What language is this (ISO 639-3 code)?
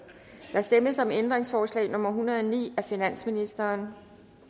dan